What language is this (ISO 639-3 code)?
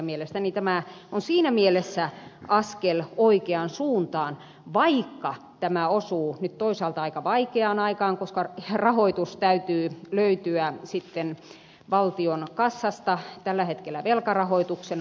fin